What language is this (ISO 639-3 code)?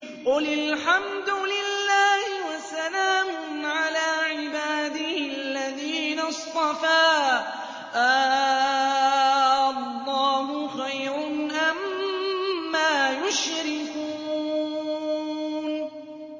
ara